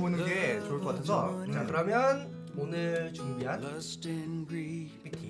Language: Korean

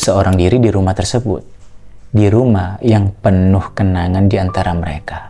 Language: Indonesian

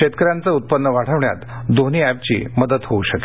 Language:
Marathi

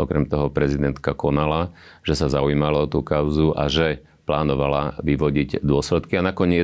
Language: Slovak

